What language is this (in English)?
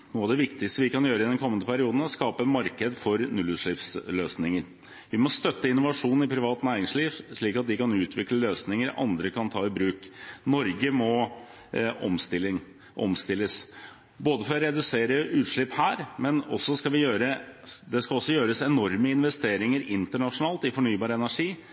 Norwegian Bokmål